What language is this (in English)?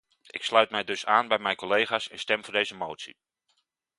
Dutch